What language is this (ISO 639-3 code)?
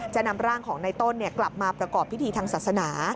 tha